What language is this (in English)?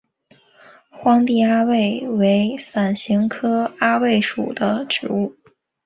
Chinese